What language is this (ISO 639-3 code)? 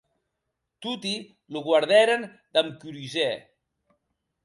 oci